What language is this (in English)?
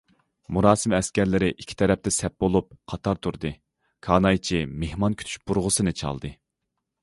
Uyghur